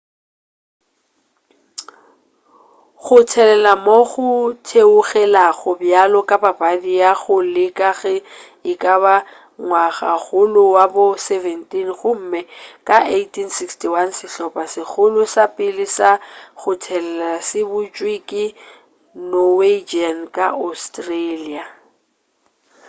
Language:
Northern Sotho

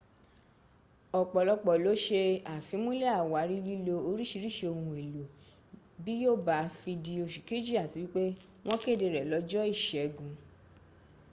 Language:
Yoruba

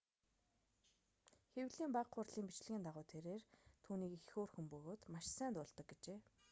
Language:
Mongolian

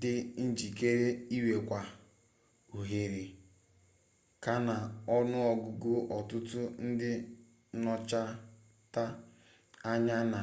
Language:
Igbo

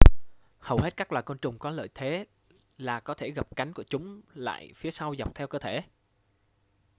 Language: Vietnamese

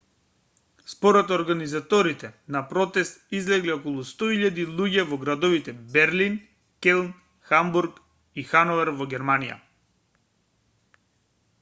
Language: Macedonian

